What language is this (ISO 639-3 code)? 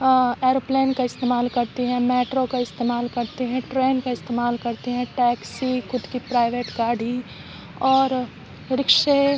urd